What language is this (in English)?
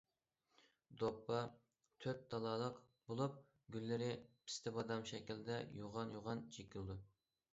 Uyghur